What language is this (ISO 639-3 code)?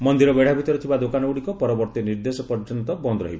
ori